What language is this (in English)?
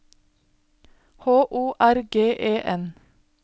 Norwegian